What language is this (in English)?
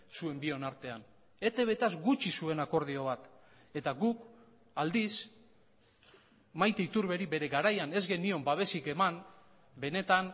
Basque